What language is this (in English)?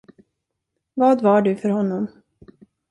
Swedish